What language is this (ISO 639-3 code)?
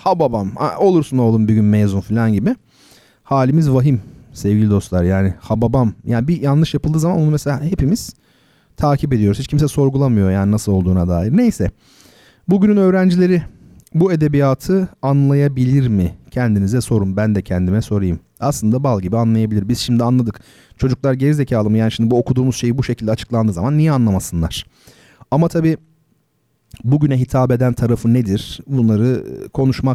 tur